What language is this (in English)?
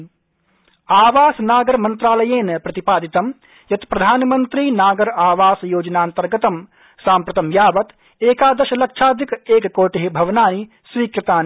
Sanskrit